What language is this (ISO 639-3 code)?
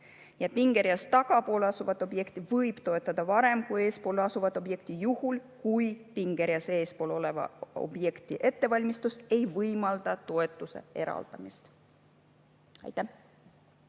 est